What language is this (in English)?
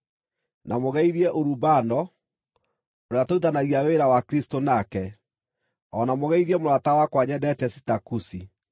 Kikuyu